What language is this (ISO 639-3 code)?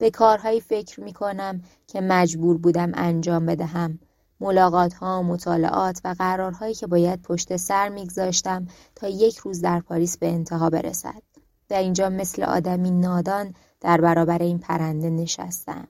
fas